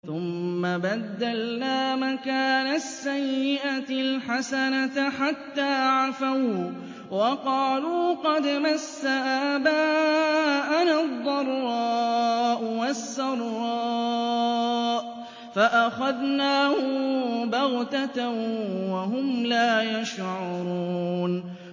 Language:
Arabic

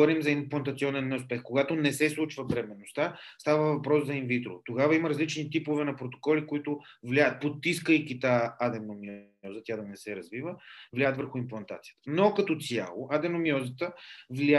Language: Bulgarian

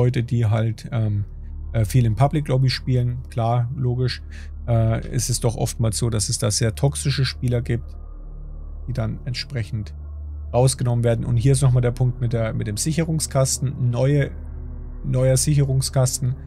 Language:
German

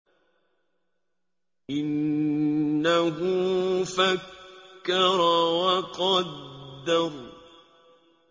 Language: Arabic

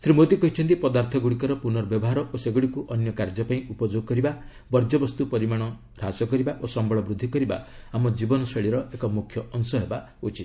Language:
Odia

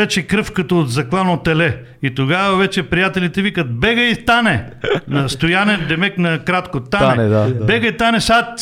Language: Bulgarian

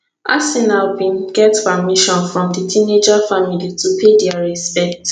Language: Nigerian Pidgin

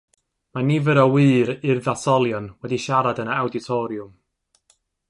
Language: Welsh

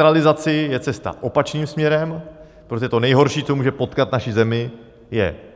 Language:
Czech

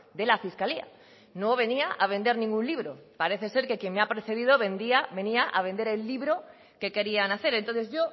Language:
Spanish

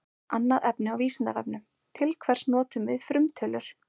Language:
Icelandic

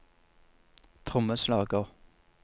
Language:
Norwegian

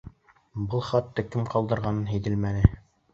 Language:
Bashkir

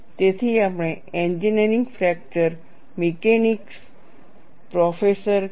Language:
Gujarati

